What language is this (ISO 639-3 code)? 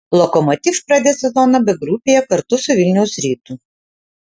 lit